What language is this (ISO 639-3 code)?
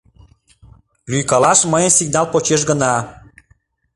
chm